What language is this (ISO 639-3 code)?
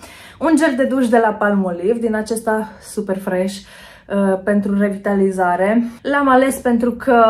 ron